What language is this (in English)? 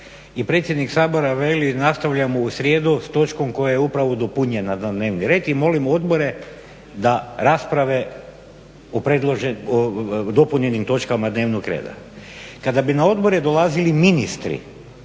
Croatian